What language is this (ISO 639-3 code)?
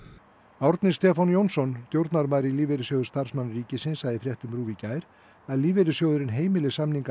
isl